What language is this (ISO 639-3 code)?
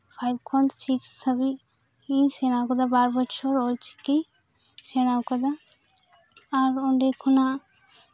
sat